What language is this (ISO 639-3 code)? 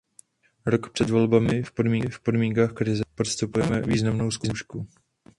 ces